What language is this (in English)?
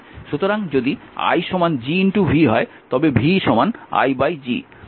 Bangla